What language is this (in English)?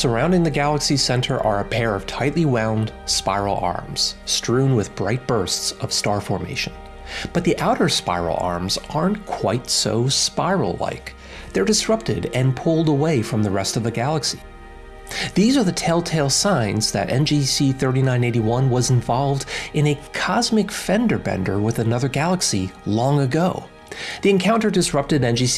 English